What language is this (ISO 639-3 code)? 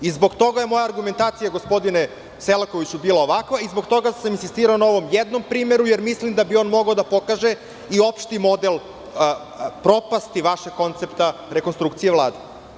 srp